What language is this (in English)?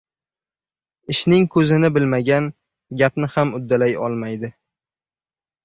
Uzbek